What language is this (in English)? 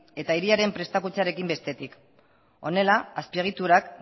Basque